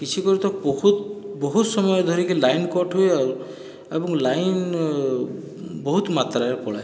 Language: Odia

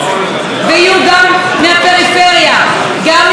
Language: Hebrew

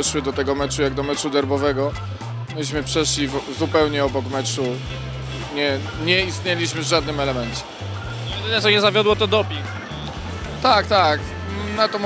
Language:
Polish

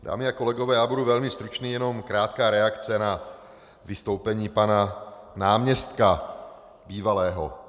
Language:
Czech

